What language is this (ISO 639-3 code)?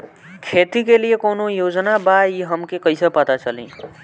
bho